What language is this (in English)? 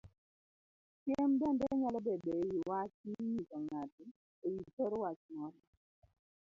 Luo (Kenya and Tanzania)